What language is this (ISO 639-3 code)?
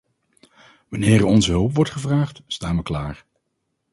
nld